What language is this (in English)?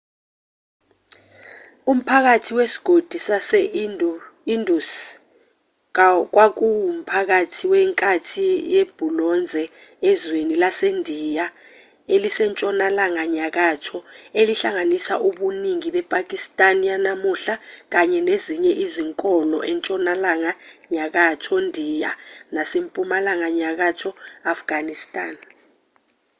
Zulu